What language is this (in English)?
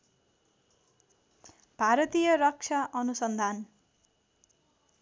Nepali